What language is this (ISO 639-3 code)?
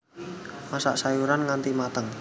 jav